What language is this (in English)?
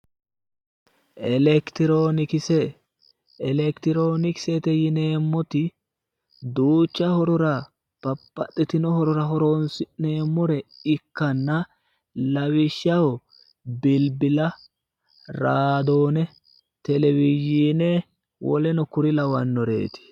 Sidamo